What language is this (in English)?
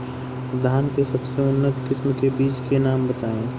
Bhojpuri